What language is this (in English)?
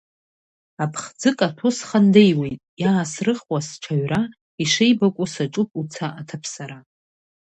Abkhazian